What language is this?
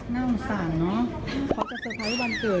Thai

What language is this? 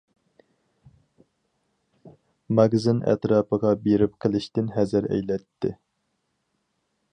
Uyghur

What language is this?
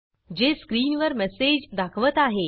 Marathi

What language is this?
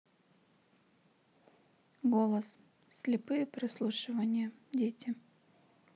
Russian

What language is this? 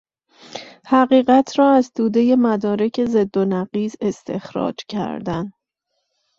Persian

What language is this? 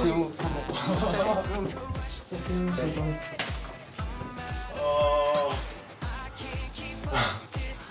Korean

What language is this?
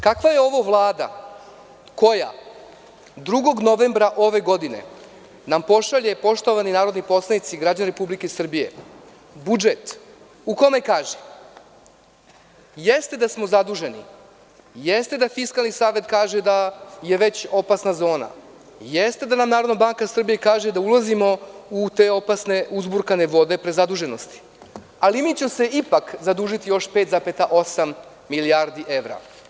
Serbian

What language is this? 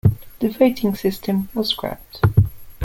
English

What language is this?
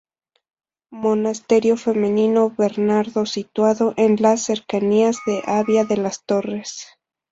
Spanish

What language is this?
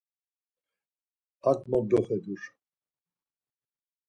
Laz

